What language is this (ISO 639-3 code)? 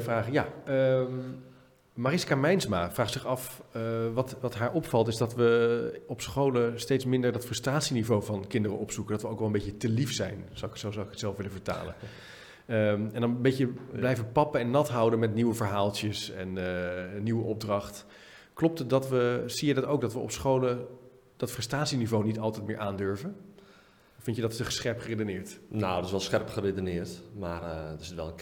nld